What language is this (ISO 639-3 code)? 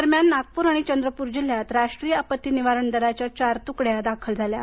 mar